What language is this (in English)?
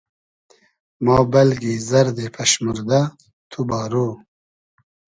Hazaragi